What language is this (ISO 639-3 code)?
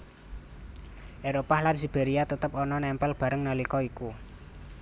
jav